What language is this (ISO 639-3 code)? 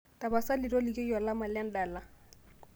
mas